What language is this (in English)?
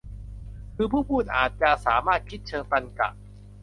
Thai